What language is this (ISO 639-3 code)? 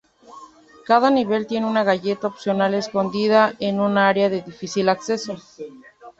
spa